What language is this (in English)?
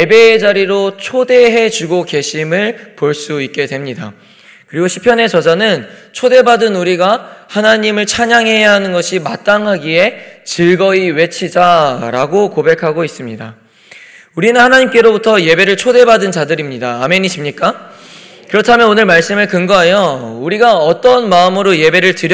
Korean